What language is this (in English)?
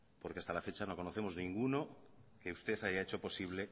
Spanish